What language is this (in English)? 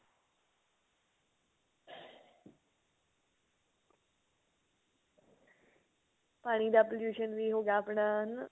Punjabi